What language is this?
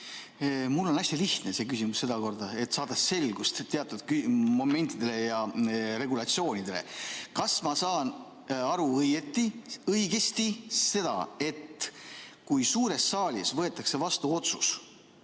Estonian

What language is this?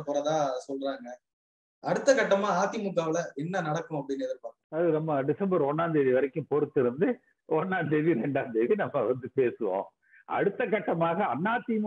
Hindi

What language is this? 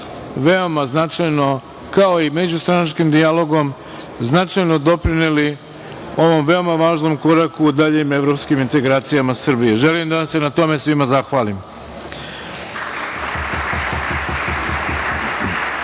Serbian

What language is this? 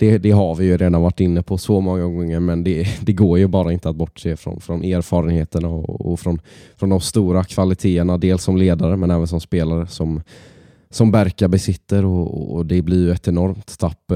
Swedish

